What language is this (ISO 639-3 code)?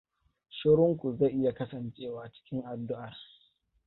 hau